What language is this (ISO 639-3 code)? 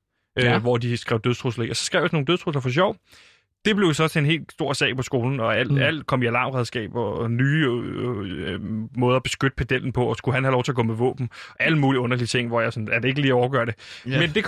dan